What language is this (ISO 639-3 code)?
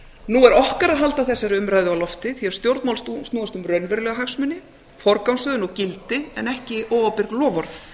isl